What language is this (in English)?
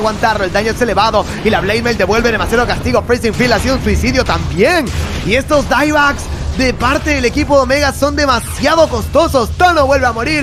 Spanish